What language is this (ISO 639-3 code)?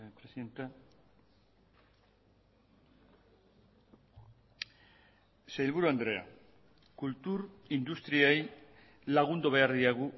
eus